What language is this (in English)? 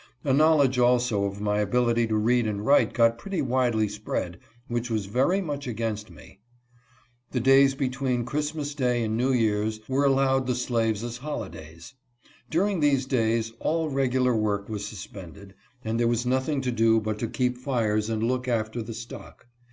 English